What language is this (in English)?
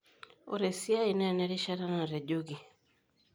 Masai